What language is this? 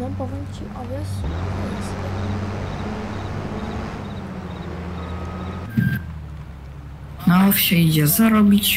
Polish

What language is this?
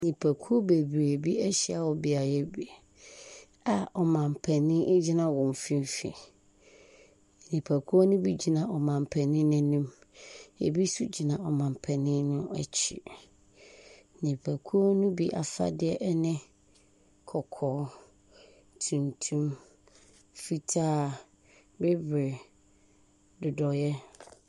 Akan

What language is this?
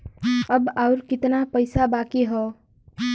Bhojpuri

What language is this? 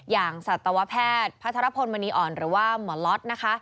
Thai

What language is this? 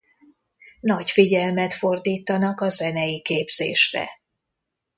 Hungarian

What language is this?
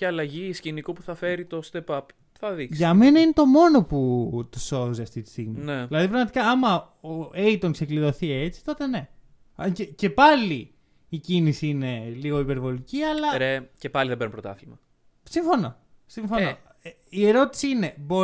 Greek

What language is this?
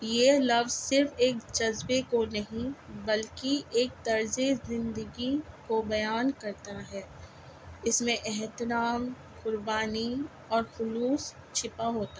Urdu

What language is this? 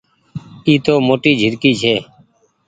Goaria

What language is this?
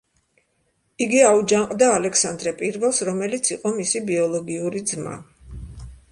Georgian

